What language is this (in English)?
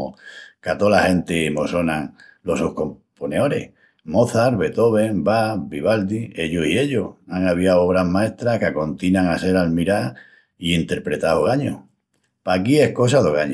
Extremaduran